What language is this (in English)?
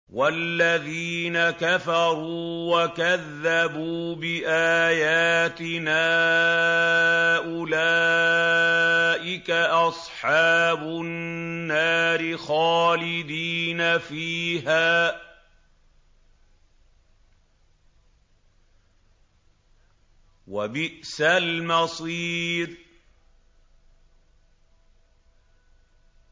Arabic